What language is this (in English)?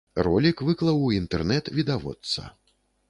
Belarusian